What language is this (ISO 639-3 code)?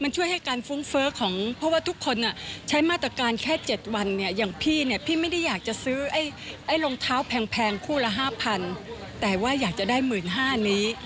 tha